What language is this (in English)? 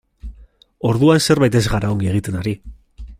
Basque